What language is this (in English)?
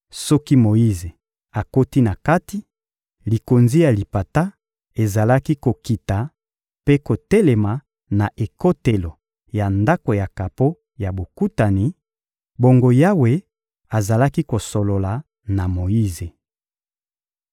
Lingala